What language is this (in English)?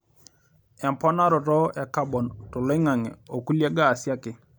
Masai